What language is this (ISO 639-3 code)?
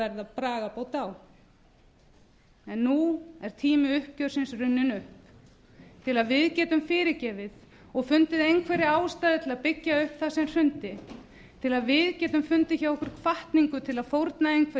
isl